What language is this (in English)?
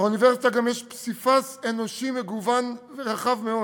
Hebrew